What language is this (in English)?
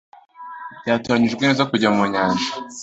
Kinyarwanda